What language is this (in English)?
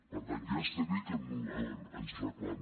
Catalan